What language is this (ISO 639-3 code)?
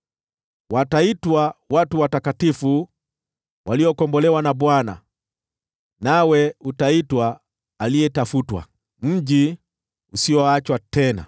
swa